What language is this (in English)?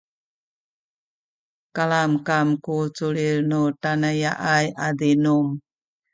Sakizaya